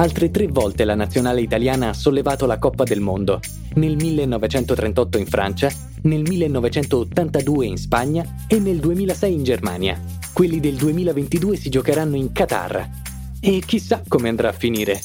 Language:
Italian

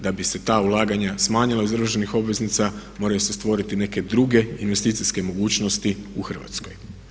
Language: Croatian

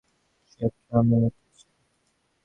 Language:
Bangla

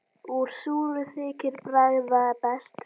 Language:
Icelandic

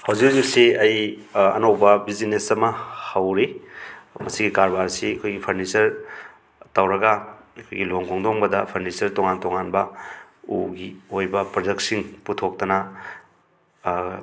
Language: Manipuri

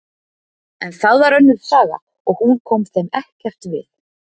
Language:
Icelandic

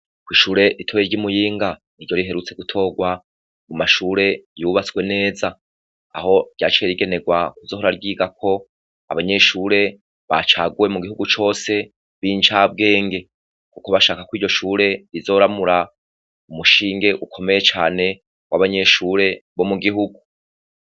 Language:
Rundi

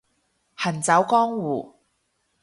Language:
Cantonese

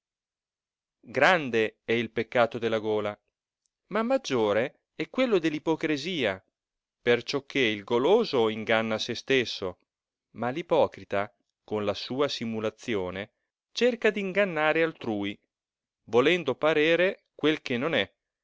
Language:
Italian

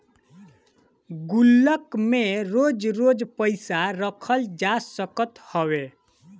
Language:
Bhojpuri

